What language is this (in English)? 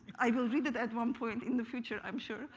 English